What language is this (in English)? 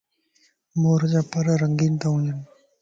Lasi